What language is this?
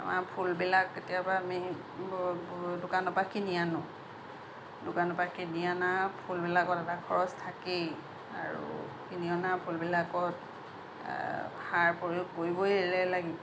Assamese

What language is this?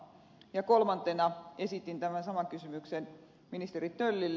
Finnish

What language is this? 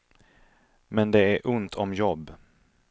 Swedish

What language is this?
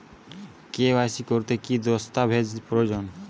Bangla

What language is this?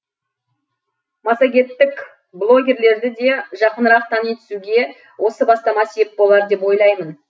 Kazakh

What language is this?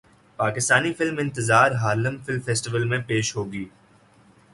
Urdu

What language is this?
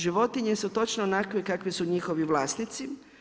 Croatian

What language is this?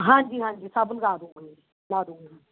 Punjabi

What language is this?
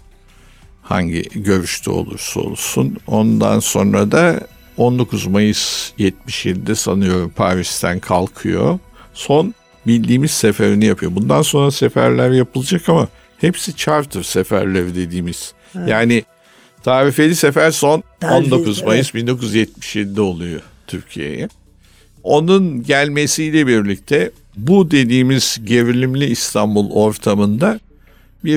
Turkish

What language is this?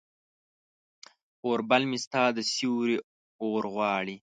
Pashto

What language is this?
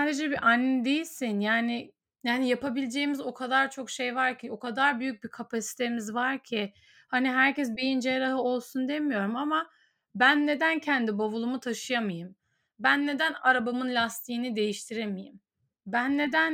Turkish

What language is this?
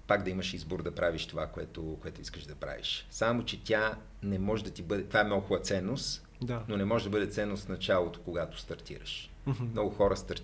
Bulgarian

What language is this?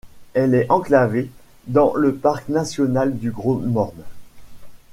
French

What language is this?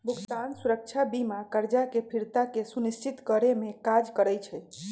Magahi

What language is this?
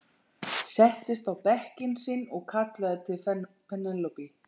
Icelandic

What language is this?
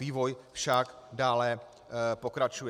Czech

